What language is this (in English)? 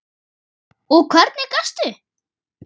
Icelandic